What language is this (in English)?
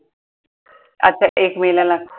Marathi